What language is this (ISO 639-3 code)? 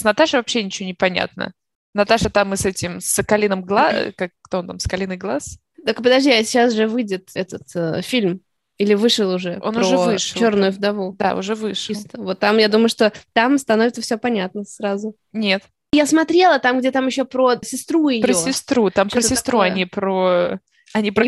rus